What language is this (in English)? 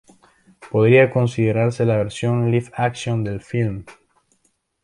Spanish